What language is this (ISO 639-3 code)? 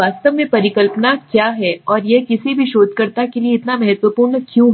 hin